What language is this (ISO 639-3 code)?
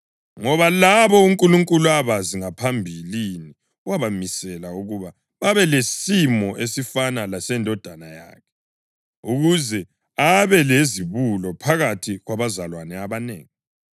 nde